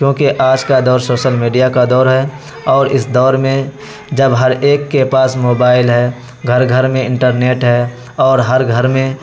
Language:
Urdu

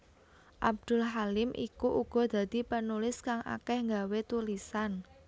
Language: Javanese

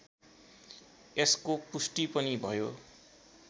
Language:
Nepali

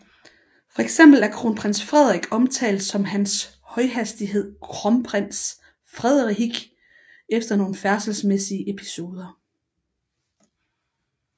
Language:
Danish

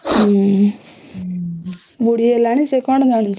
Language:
Odia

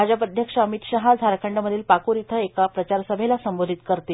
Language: Marathi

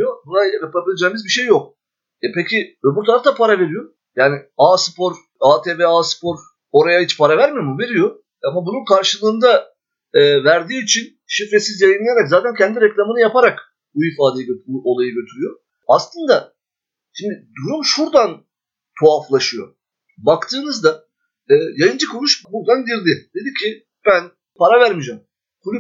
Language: Turkish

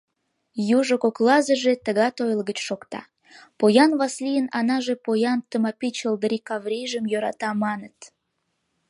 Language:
Mari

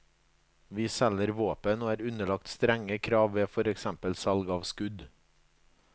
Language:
Norwegian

